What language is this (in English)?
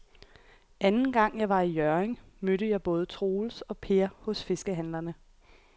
Danish